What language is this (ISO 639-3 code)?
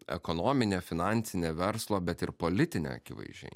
lit